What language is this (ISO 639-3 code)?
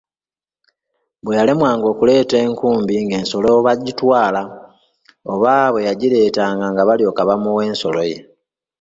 lug